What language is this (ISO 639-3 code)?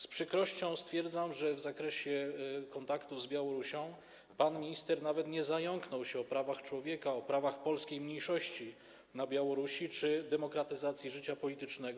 pol